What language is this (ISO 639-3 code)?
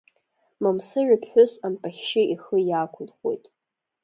abk